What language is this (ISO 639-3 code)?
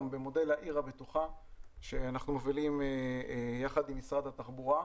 heb